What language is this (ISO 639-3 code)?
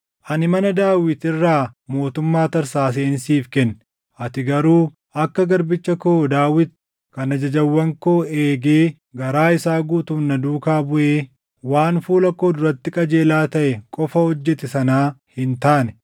orm